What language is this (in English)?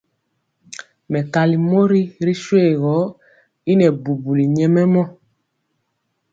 Mpiemo